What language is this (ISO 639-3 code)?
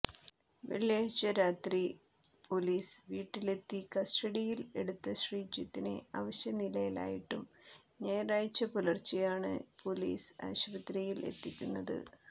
mal